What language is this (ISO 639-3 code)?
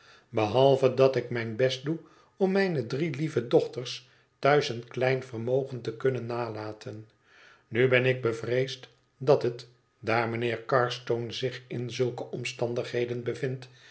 nld